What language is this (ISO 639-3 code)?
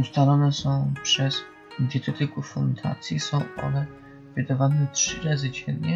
pol